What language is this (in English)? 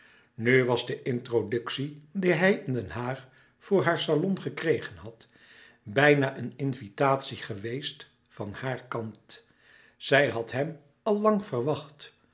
Dutch